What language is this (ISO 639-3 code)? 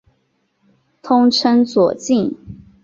zho